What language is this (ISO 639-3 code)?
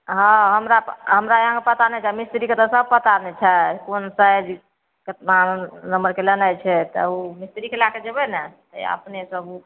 mai